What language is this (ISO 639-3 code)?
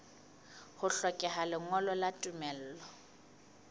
sot